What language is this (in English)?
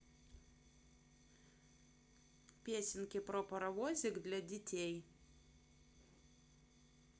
Russian